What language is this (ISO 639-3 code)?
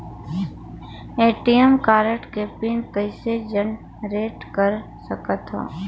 hne